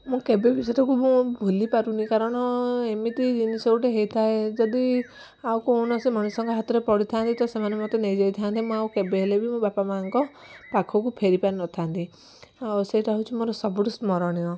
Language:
Odia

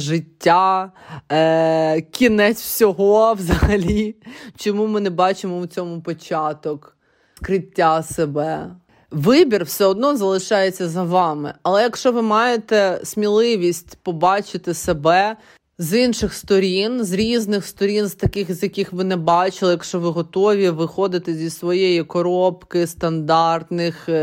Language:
Ukrainian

